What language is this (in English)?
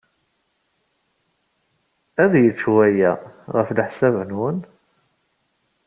Kabyle